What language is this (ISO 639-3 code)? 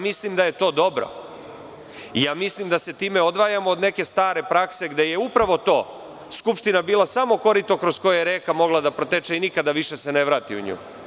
srp